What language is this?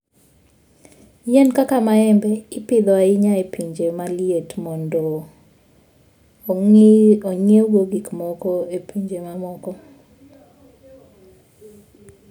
Luo (Kenya and Tanzania)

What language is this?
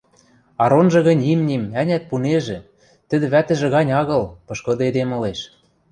Western Mari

